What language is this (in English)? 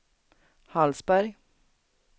Swedish